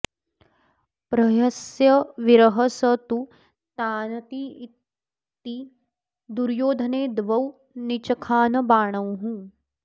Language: Sanskrit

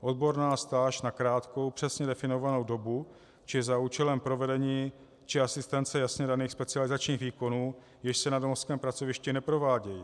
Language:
Czech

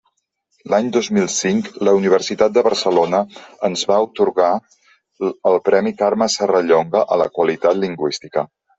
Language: Catalan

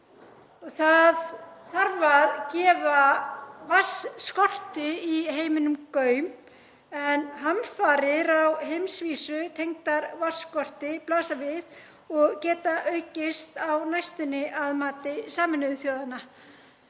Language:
Icelandic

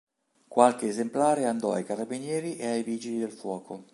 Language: Italian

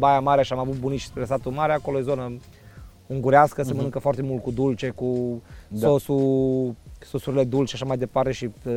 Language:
Romanian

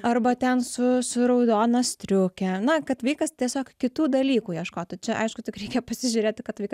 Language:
Lithuanian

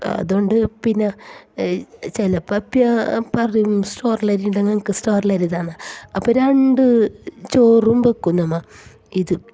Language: Malayalam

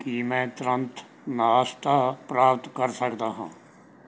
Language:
Punjabi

